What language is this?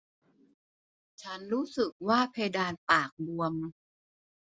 Thai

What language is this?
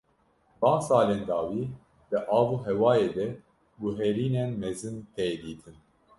Kurdish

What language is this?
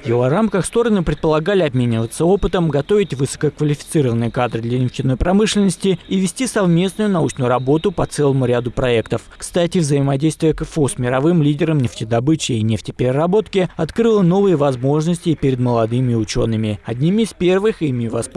Russian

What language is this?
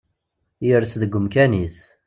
Kabyle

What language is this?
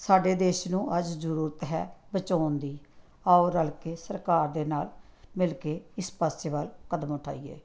Punjabi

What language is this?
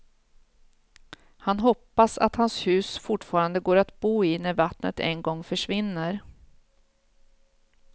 Swedish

